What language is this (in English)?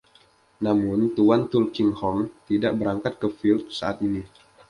Indonesian